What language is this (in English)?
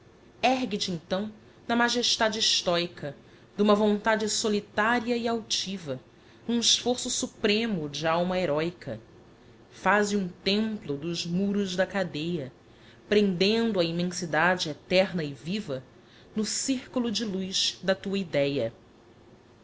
Portuguese